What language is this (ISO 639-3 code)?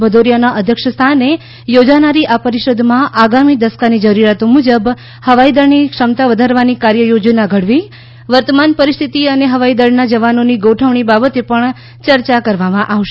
guj